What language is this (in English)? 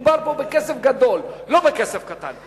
Hebrew